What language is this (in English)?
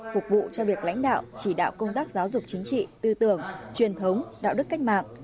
Vietnamese